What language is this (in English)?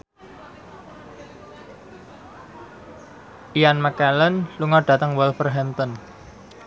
Javanese